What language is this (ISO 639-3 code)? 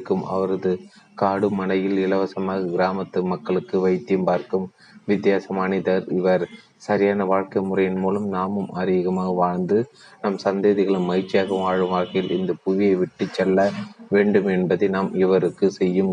tam